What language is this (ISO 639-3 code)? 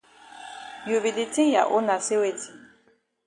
wes